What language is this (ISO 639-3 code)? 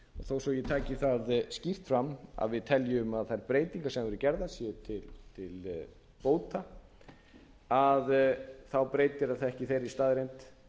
isl